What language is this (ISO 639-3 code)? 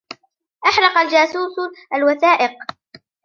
ara